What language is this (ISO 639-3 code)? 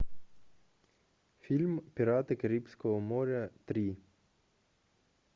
rus